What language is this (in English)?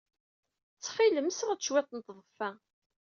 Kabyle